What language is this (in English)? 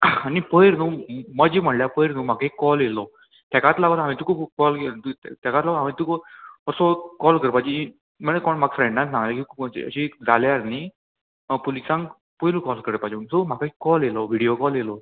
Konkani